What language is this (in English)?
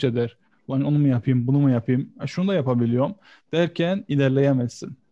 Turkish